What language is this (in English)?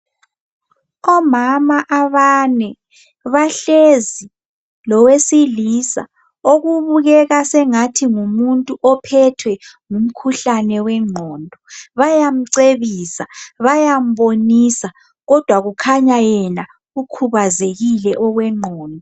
North Ndebele